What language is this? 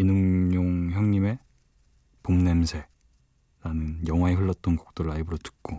Korean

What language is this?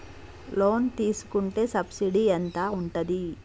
Telugu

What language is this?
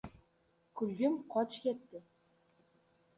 Uzbek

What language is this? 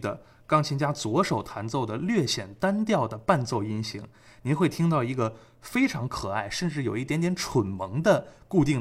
Chinese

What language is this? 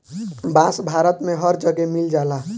Bhojpuri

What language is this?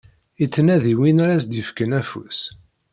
Kabyle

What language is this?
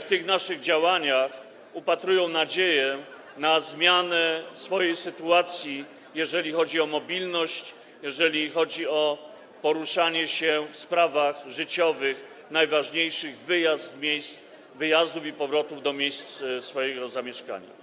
Polish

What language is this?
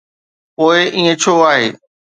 Sindhi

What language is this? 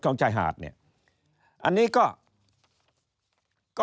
Thai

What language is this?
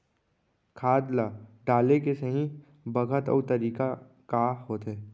Chhattisgarhi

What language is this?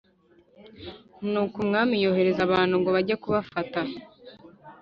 Kinyarwanda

